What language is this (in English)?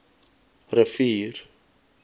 Afrikaans